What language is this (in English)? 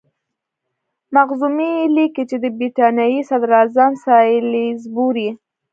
Pashto